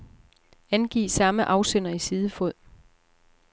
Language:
Danish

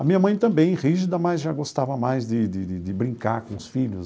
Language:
Portuguese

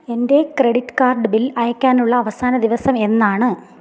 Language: Malayalam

